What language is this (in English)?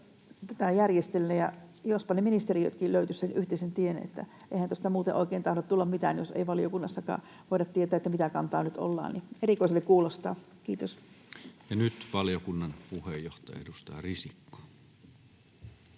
Finnish